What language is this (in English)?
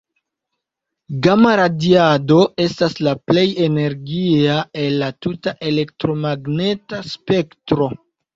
Esperanto